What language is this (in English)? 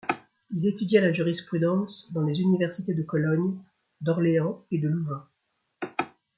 French